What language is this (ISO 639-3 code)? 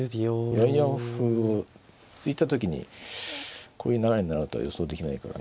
jpn